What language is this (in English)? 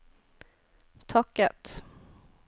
Norwegian